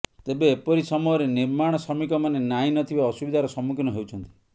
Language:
Odia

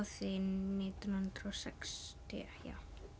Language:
Icelandic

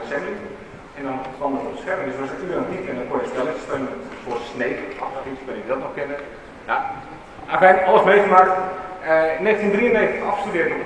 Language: Dutch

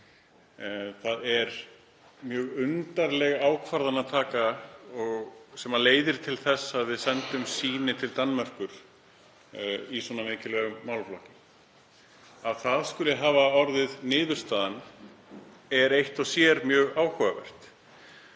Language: Icelandic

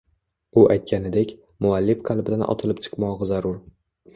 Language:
Uzbek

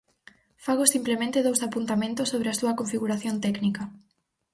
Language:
Galician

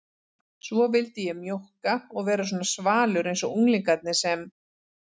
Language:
Icelandic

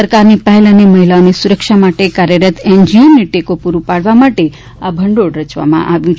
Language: Gujarati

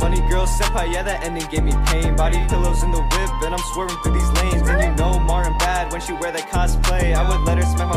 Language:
English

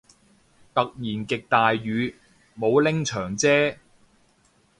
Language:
Cantonese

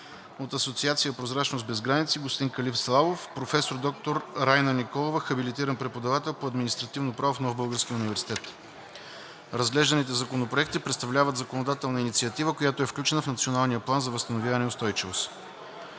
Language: Bulgarian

